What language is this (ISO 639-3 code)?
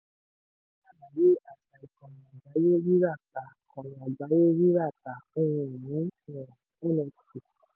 yor